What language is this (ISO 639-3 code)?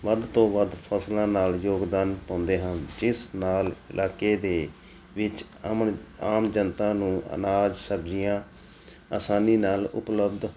pan